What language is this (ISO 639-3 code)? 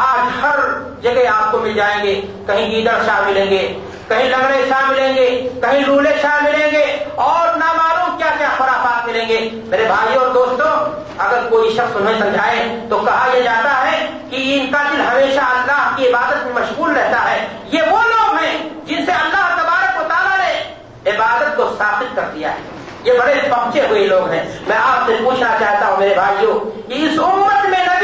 urd